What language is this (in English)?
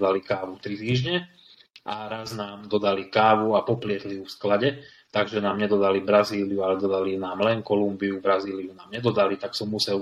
Slovak